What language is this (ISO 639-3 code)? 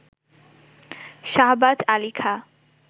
ben